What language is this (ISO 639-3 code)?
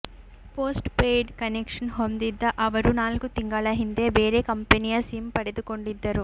kan